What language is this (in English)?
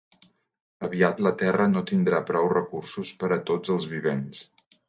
Catalan